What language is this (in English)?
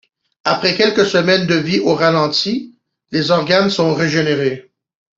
French